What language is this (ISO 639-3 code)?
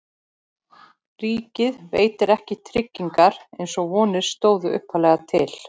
isl